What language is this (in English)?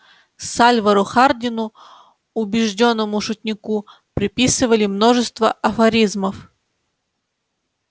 Russian